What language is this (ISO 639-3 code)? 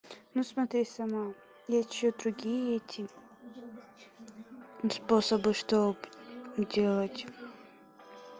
rus